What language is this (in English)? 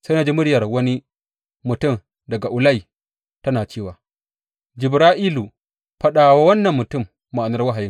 Hausa